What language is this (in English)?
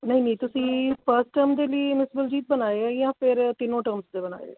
Punjabi